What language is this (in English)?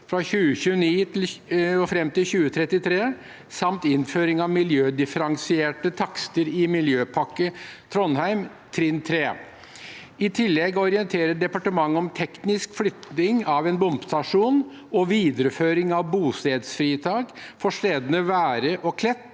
Norwegian